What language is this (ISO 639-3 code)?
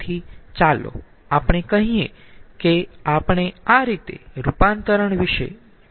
guj